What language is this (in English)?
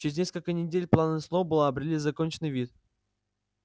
Russian